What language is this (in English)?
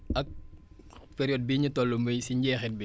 Wolof